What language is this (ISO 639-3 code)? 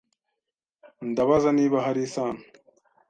kin